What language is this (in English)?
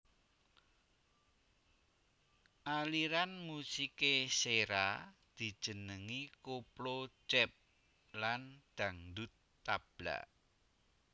Javanese